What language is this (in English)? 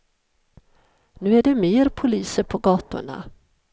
Swedish